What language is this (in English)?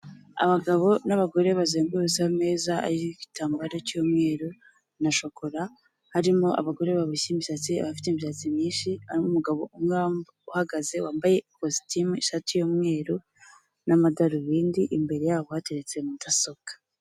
Kinyarwanda